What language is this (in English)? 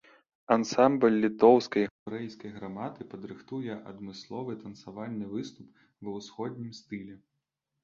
Belarusian